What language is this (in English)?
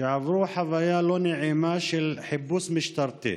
Hebrew